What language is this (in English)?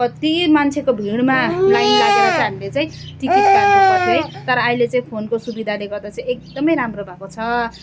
Nepali